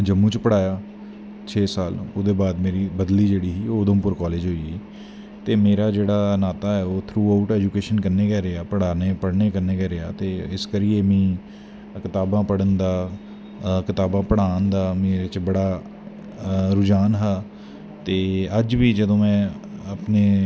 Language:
Dogri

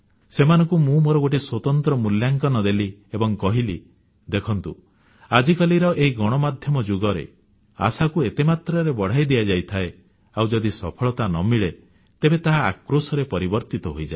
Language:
Odia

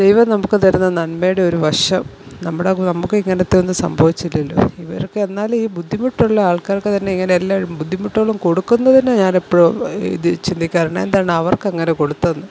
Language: Malayalam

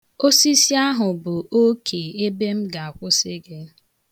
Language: Igbo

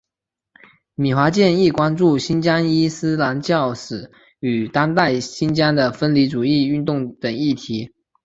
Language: Chinese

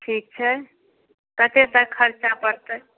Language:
Maithili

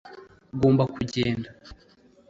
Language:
Kinyarwanda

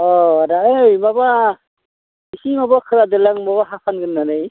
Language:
Bodo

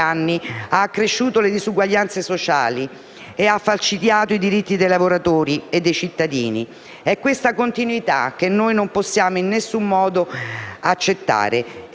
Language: Italian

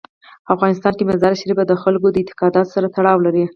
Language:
Pashto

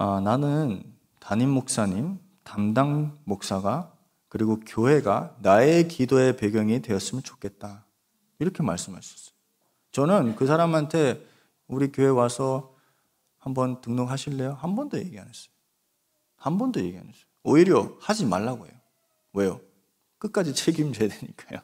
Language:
Korean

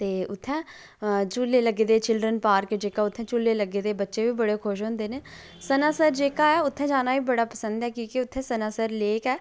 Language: Dogri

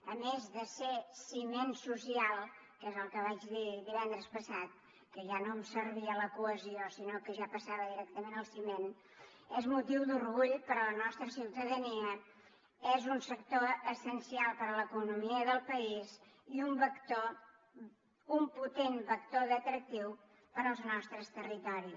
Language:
Catalan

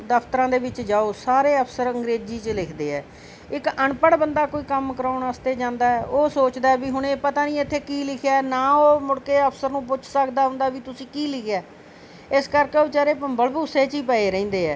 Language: Punjabi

